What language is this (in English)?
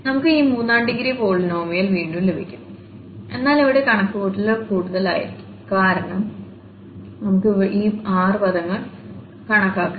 Malayalam